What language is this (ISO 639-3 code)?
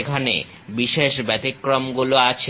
ben